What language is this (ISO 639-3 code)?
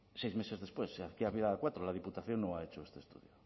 spa